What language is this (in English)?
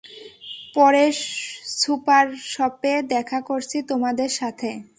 Bangla